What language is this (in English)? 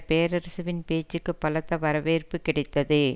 Tamil